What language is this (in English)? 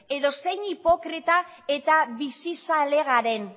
Basque